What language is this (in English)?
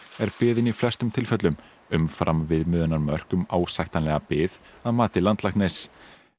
Icelandic